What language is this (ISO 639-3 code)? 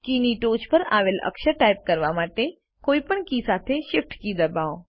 guj